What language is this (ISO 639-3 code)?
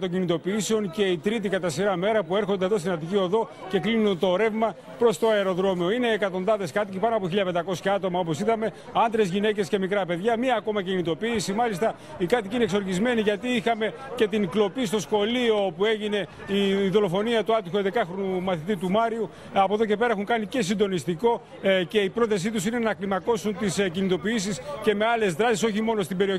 ell